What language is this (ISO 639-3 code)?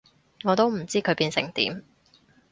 yue